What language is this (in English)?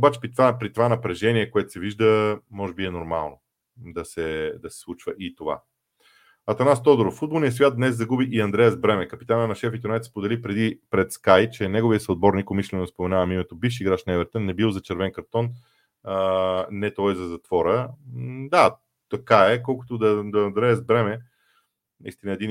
Bulgarian